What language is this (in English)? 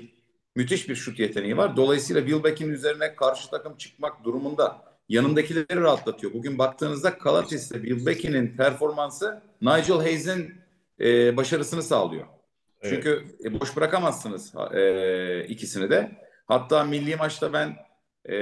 Turkish